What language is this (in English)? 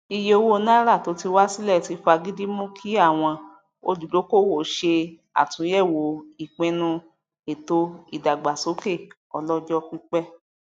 Yoruba